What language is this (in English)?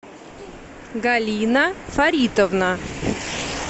Russian